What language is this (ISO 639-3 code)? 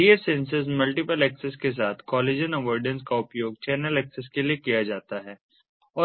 hin